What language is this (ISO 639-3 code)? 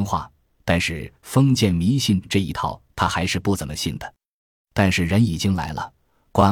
zho